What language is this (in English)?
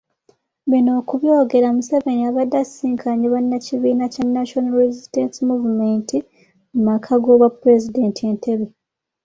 Ganda